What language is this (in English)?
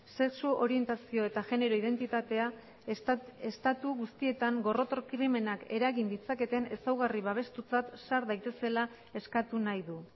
Basque